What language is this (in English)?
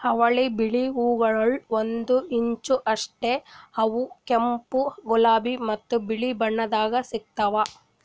Kannada